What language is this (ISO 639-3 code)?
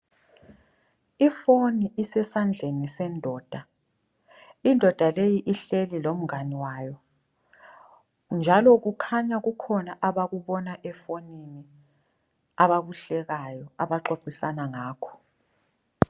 nde